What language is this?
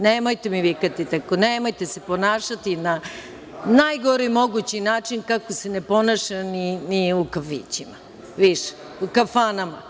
Serbian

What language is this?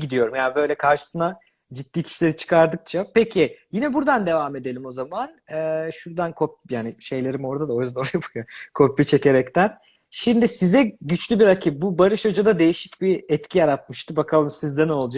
Turkish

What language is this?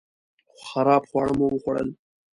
Pashto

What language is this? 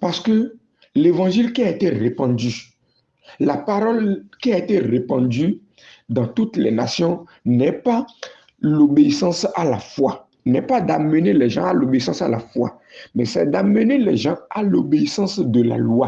French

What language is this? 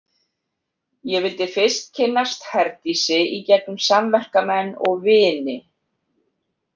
Icelandic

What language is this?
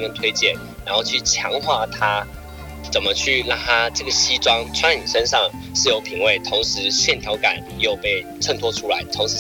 Chinese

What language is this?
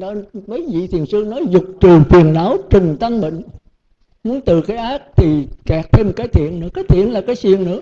Vietnamese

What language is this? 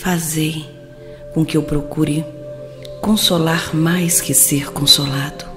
Portuguese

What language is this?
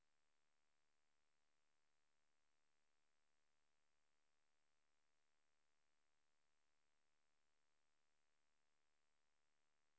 Norwegian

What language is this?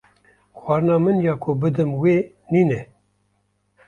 Kurdish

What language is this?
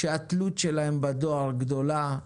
Hebrew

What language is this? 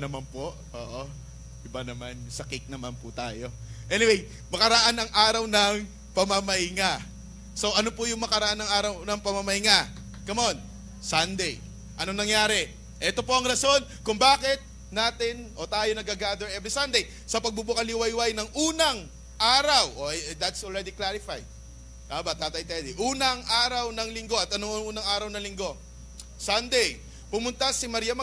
Filipino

